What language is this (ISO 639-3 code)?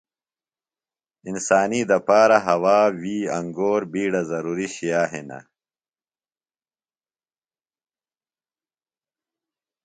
phl